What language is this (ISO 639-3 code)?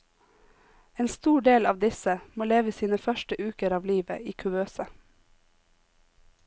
nor